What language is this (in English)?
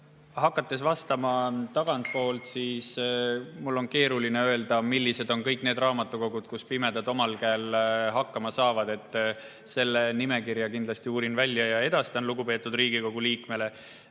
Estonian